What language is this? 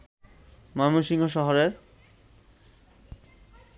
Bangla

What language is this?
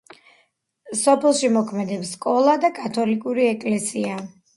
Georgian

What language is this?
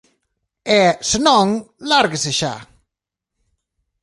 Galician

